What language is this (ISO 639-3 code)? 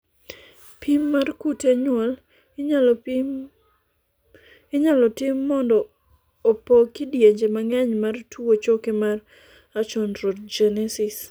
luo